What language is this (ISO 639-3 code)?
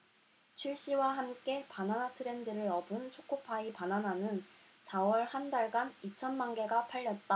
kor